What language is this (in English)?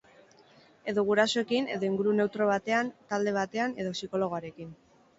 Basque